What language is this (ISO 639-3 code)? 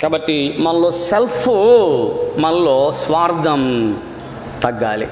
tel